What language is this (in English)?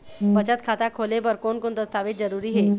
Chhattisgarhi